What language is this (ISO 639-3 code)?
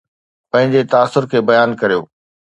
snd